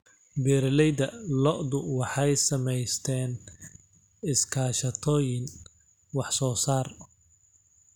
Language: Somali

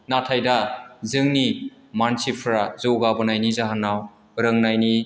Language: Bodo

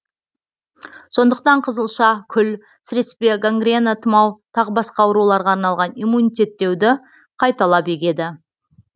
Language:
Kazakh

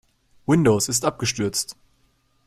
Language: German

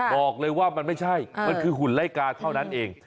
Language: Thai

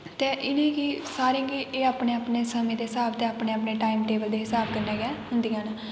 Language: Dogri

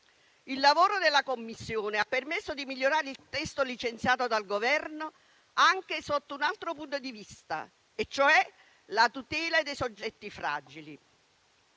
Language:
Italian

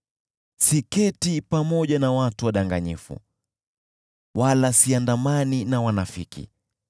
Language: Swahili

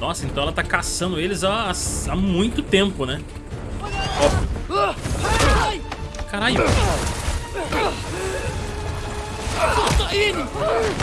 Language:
Portuguese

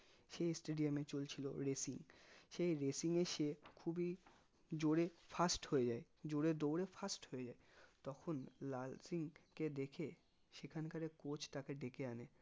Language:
Bangla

